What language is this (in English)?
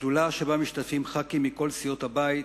Hebrew